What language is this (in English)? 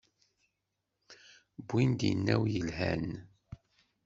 Kabyle